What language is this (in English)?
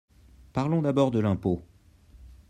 French